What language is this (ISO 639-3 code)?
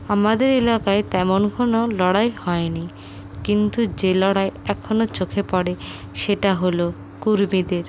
ben